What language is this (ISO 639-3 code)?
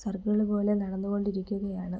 mal